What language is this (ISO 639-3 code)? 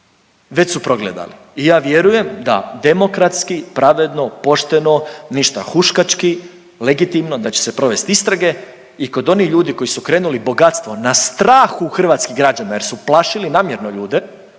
hrv